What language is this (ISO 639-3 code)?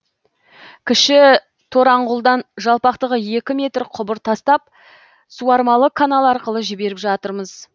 kaz